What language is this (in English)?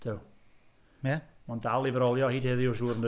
Welsh